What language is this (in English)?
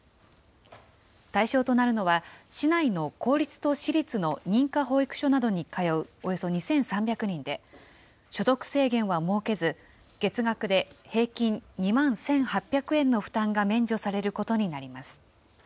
Japanese